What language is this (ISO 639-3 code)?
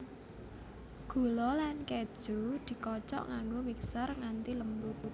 jav